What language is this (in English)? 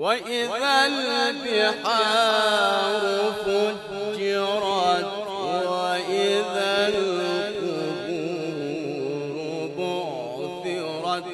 Arabic